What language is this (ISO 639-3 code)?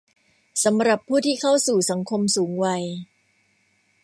tha